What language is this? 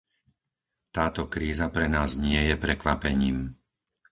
Slovak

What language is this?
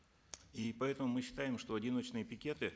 Kazakh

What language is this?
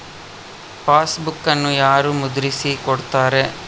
Kannada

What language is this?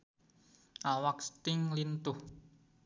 Sundanese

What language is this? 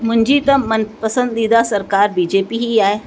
Sindhi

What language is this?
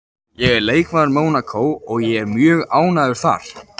Icelandic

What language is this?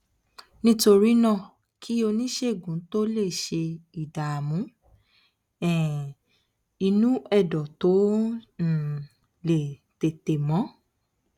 Yoruba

